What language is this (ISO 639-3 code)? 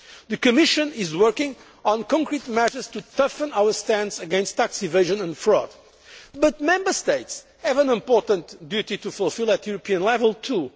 eng